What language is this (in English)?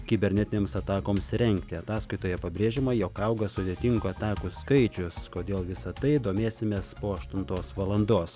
Lithuanian